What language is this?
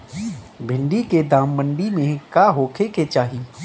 Bhojpuri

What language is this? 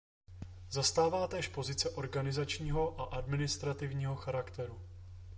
Czech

